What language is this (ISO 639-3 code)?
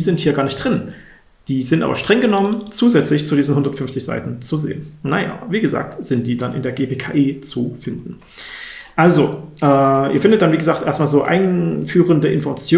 deu